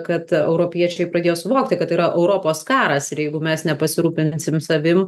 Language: Lithuanian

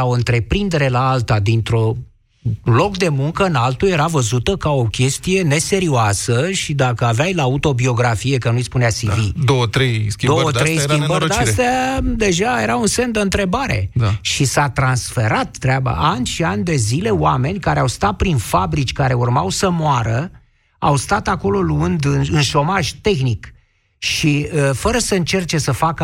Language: Romanian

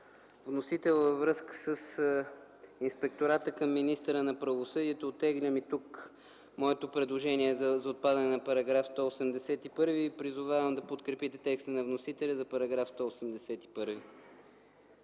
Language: Bulgarian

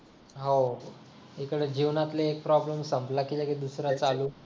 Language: Marathi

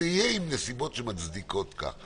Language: Hebrew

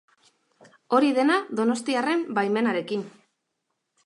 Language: Basque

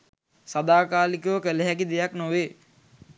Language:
Sinhala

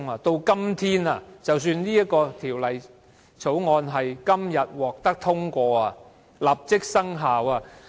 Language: Cantonese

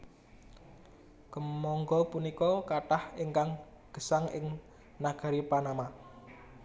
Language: Javanese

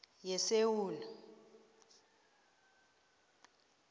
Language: South Ndebele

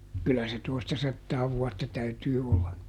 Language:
Finnish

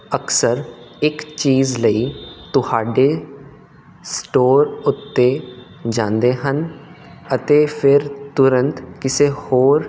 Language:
Punjabi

